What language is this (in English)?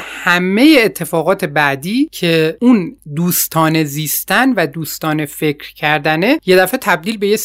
Persian